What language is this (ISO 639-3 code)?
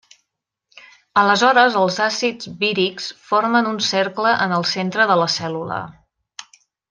cat